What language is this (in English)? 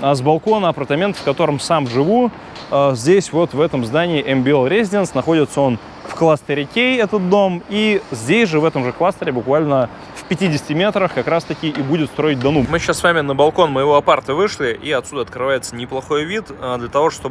Russian